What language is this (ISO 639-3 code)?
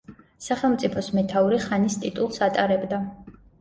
kat